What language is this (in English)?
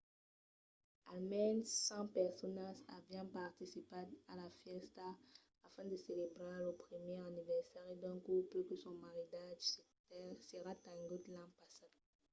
Occitan